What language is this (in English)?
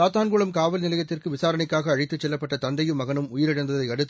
Tamil